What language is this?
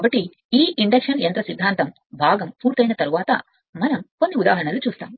Telugu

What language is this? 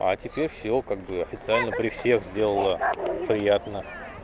Russian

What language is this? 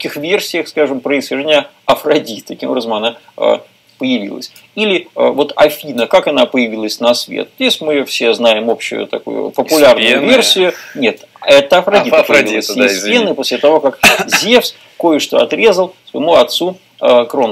Russian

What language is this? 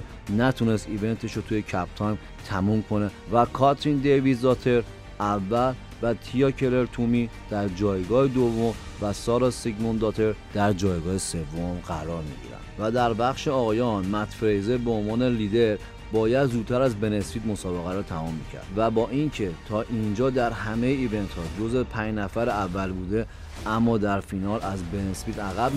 Persian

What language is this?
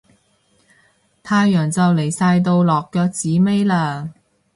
Cantonese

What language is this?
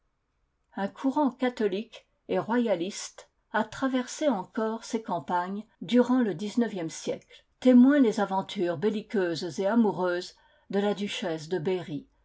French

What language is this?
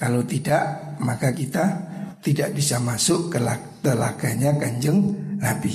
Indonesian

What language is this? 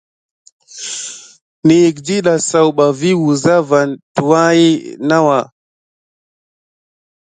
Gidar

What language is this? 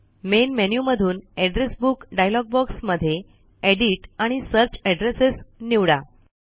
Marathi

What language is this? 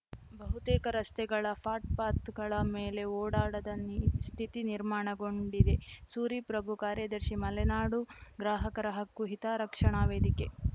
Kannada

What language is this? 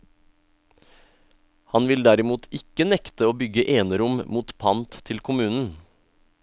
Norwegian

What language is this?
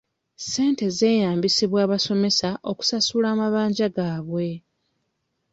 Ganda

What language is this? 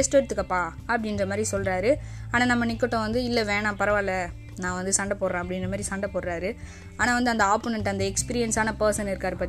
Tamil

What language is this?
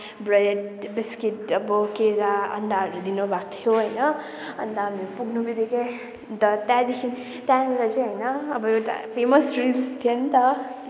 Nepali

